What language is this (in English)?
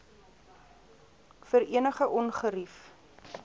Afrikaans